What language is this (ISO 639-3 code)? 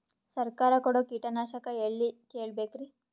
kan